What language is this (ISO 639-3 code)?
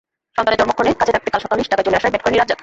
ben